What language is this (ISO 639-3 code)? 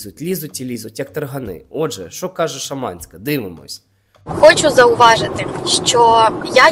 ukr